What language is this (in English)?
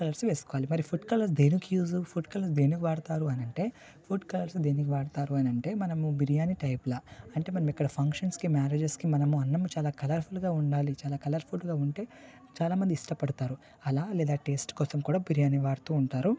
Telugu